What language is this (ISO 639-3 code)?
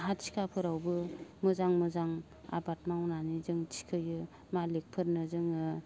brx